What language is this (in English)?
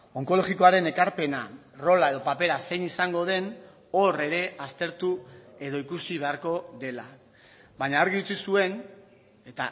Basque